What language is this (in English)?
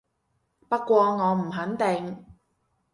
Cantonese